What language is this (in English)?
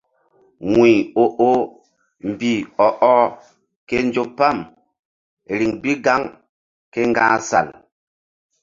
Mbum